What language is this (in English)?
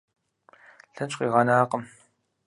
Kabardian